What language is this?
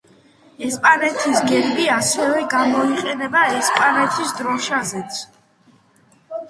Georgian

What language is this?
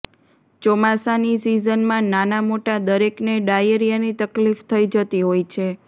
Gujarati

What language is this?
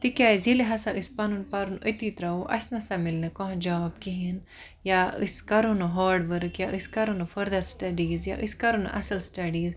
Kashmiri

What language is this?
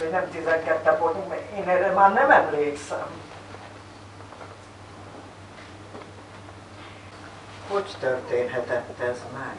Hungarian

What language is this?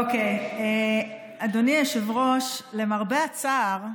Hebrew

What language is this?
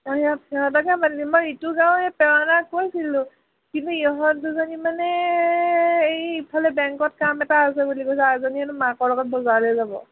Assamese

